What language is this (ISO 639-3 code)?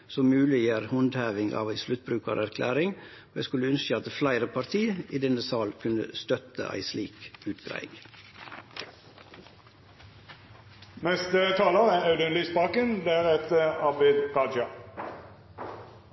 nno